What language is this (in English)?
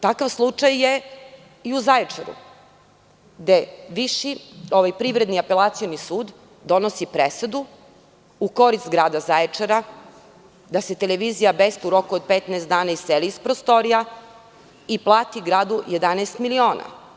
Serbian